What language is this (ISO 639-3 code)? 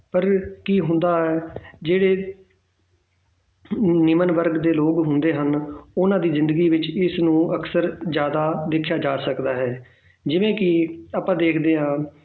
pan